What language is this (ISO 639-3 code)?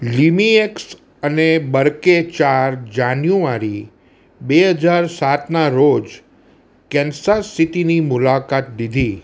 guj